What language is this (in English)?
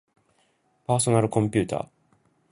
Japanese